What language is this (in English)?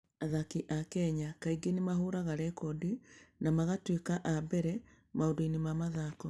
Kikuyu